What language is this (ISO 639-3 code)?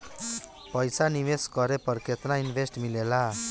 bho